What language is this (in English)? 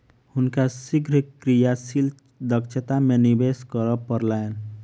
Maithili